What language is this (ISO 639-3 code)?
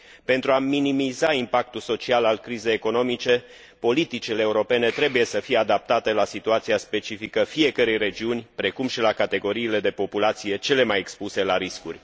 ron